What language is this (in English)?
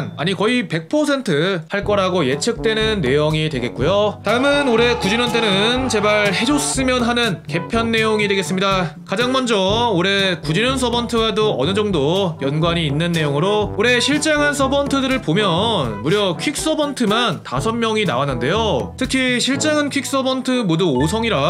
Korean